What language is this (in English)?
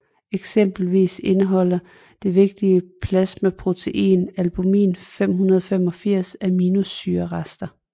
Danish